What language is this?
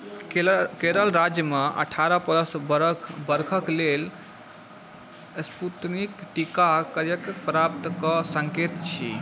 Maithili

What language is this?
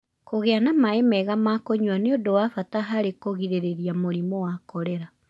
Kikuyu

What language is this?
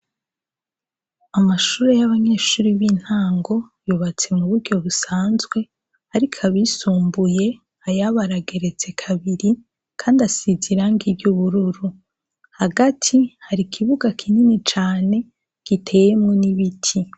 Rundi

